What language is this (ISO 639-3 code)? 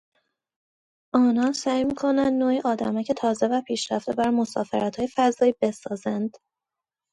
fas